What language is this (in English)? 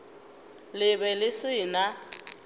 Northern Sotho